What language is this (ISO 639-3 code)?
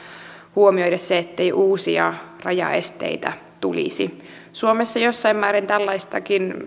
fin